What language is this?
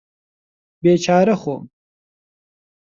Central Kurdish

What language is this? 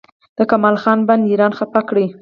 Pashto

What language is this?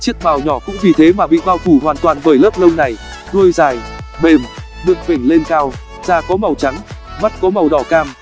Vietnamese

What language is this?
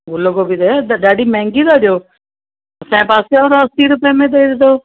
Sindhi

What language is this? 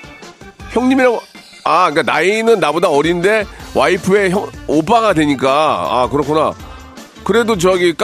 Korean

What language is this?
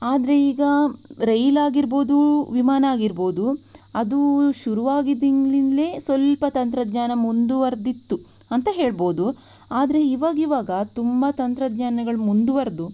Kannada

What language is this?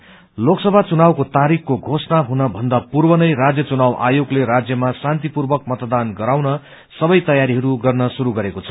Nepali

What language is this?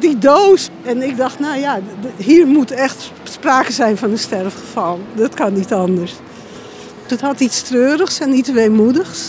Dutch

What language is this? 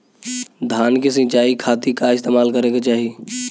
Bhojpuri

